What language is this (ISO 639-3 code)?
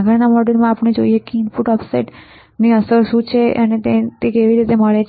guj